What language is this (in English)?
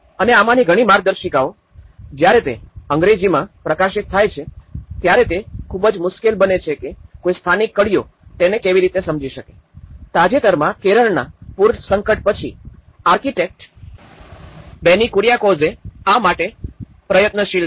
Gujarati